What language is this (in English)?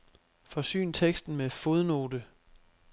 Danish